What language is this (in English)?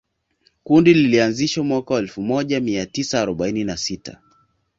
Swahili